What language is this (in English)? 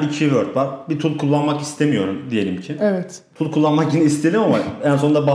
Turkish